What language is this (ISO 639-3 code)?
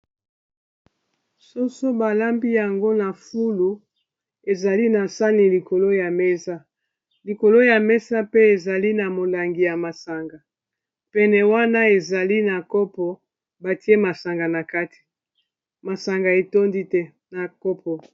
lin